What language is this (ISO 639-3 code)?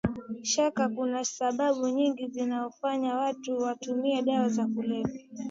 swa